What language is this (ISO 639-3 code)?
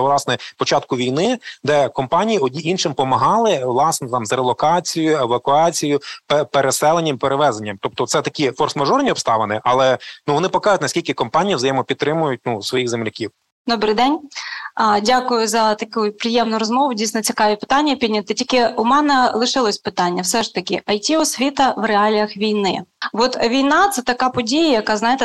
ukr